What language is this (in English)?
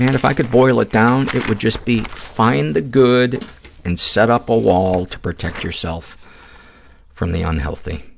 English